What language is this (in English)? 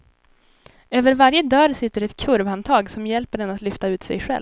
Swedish